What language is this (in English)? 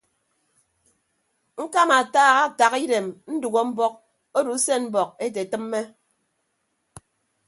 Ibibio